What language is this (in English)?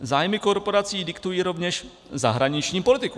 Czech